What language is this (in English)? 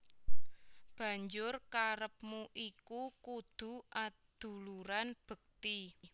Javanese